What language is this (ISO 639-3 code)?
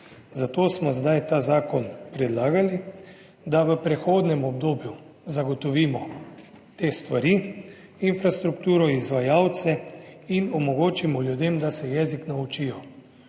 slv